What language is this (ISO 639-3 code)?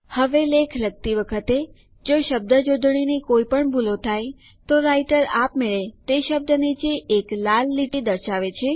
guj